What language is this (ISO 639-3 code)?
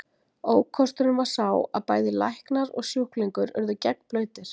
isl